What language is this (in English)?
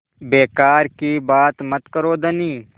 Hindi